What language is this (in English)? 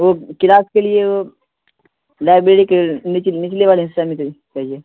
Urdu